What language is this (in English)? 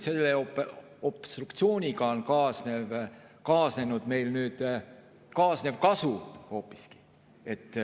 Estonian